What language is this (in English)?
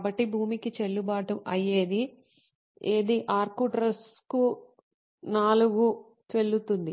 Telugu